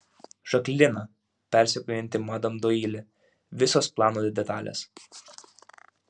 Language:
Lithuanian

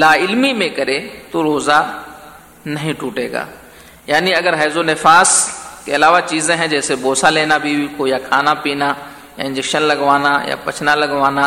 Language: Urdu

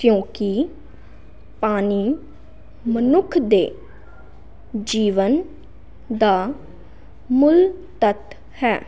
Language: Punjabi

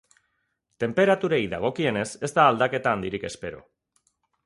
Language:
Basque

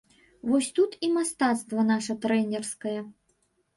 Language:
Belarusian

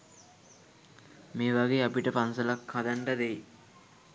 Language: Sinhala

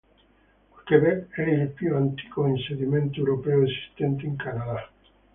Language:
Italian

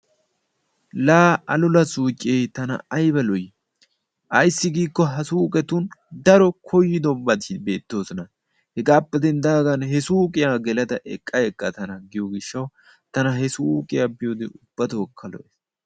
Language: Wolaytta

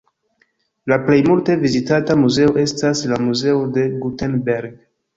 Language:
Esperanto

